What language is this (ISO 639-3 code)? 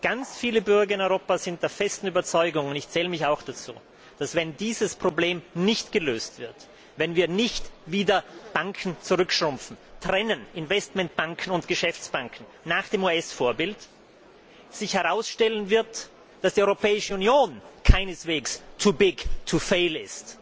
deu